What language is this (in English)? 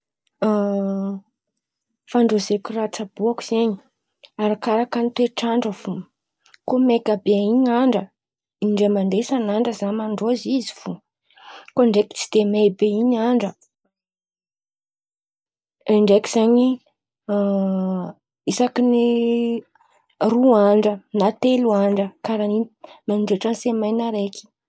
Antankarana Malagasy